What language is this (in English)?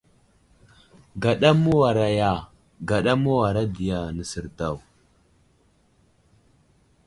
Wuzlam